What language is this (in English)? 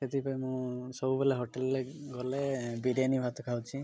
Odia